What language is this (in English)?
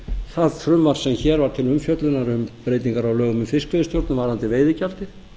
Icelandic